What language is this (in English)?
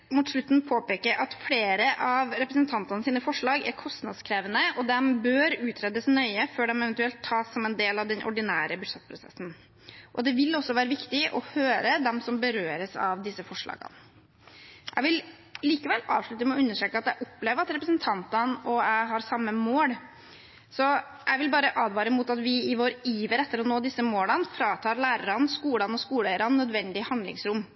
Norwegian Bokmål